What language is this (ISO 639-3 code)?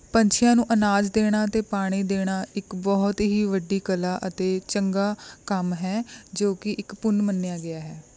pan